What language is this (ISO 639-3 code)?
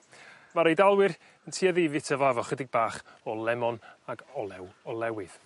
cym